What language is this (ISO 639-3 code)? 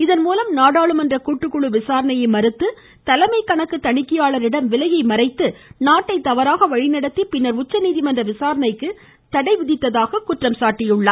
tam